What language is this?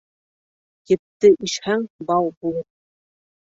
Bashkir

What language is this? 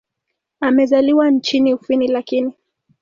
Swahili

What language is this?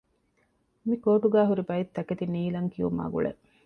Divehi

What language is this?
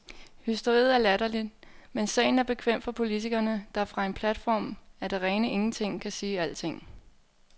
Danish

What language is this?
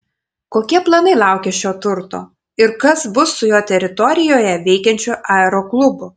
Lithuanian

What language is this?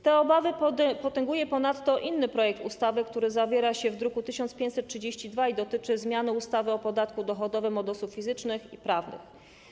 Polish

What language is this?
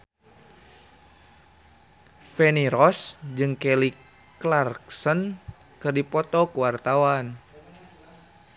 Sundanese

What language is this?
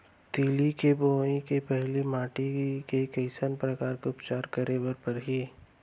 Chhattisgarhi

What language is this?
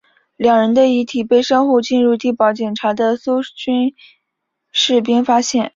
Chinese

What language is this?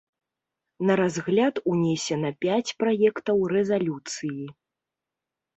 Belarusian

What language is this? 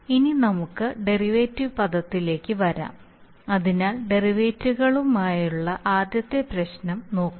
Malayalam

